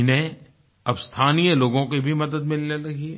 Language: Hindi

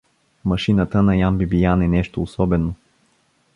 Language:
Bulgarian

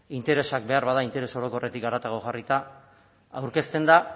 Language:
Basque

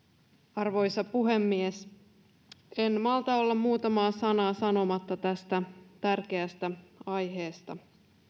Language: Finnish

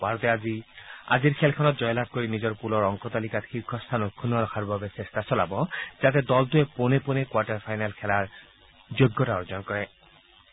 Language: Assamese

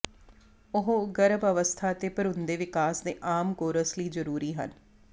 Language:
Punjabi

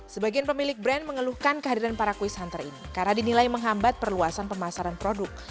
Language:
Indonesian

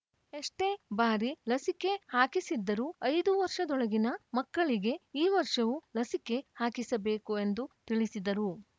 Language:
Kannada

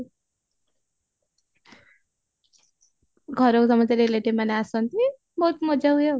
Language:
Odia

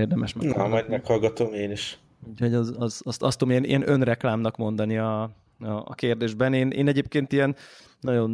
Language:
Hungarian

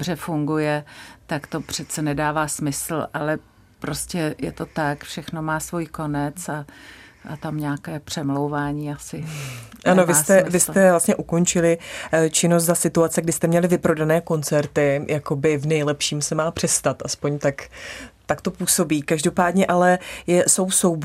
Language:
Czech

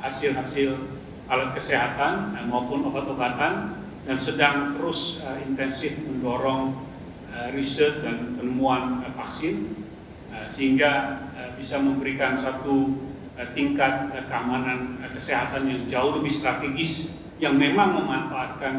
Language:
Indonesian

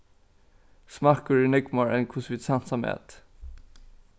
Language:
Faroese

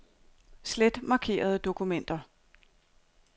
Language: Danish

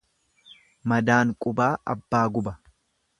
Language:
Oromo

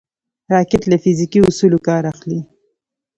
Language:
Pashto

